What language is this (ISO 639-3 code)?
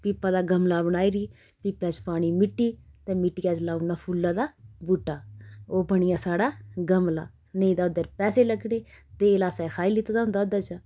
doi